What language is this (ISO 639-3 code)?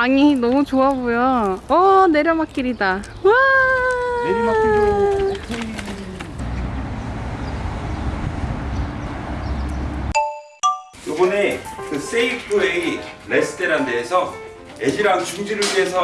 kor